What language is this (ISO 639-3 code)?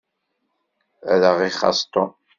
kab